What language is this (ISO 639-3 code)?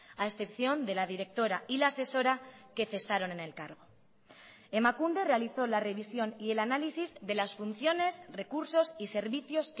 spa